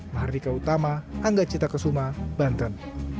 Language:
Indonesian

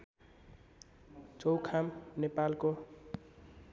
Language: Nepali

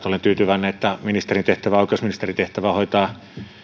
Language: Finnish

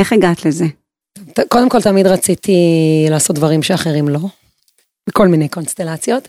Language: Hebrew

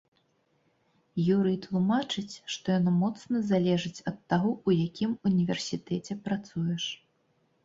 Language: Belarusian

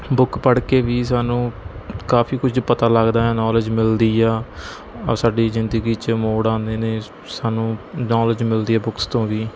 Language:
Punjabi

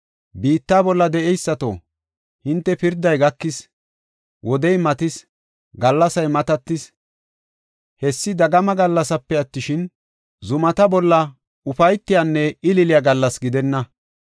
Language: Gofa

